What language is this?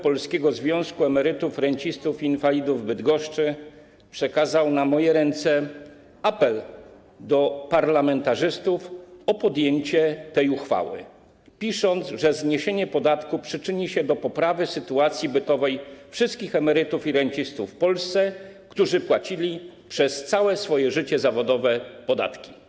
Polish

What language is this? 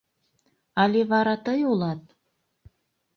Mari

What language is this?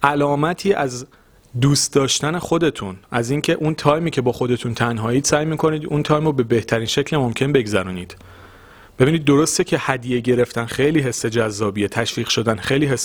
Persian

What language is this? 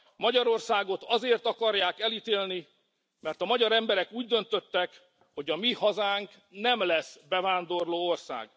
Hungarian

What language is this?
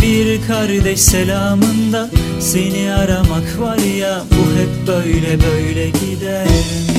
Turkish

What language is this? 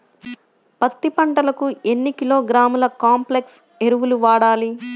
Telugu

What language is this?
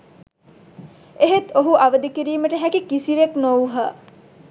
Sinhala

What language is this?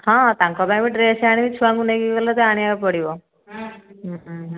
Odia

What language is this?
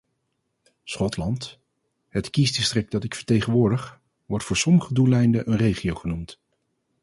Dutch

